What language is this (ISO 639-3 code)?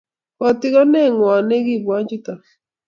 kln